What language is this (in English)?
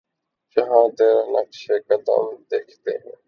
Urdu